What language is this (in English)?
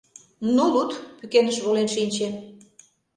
Mari